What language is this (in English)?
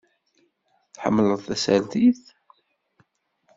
Kabyle